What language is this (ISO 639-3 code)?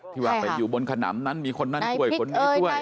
tha